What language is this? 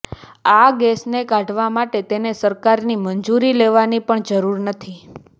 Gujarati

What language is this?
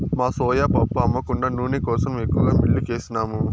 Telugu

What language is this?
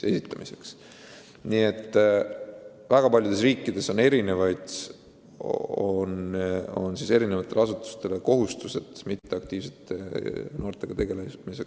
Estonian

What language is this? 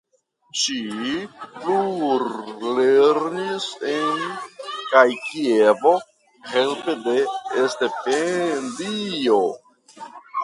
Esperanto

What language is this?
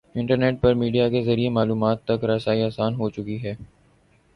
Urdu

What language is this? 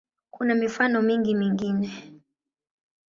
Swahili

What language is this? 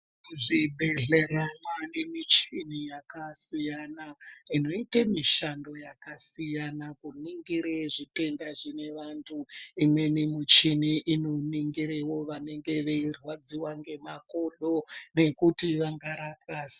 Ndau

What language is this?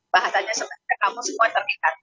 Indonesian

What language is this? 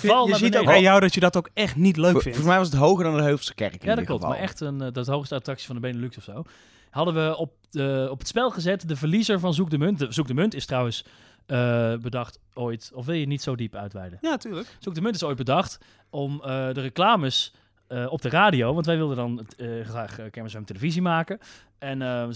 Dutch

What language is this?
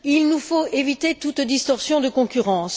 French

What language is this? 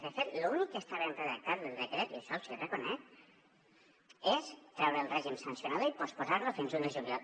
Catalan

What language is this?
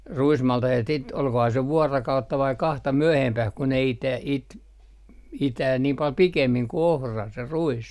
Finnish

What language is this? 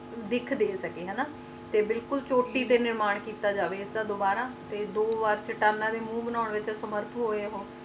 Punjabi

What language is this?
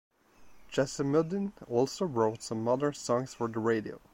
English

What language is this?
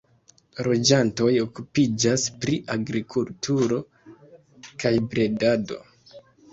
Esperanto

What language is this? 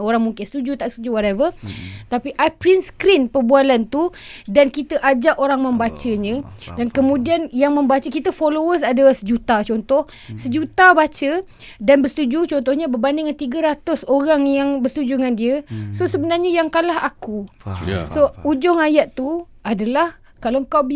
Malay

